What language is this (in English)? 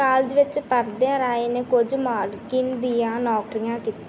Punjabi